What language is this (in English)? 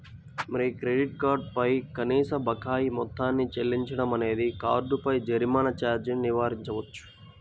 Telugu